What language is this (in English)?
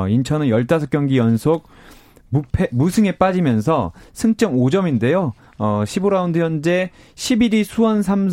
Korean